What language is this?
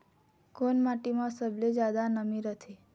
Chhattisgarhi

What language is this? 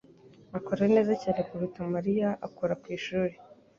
Kinyarwanda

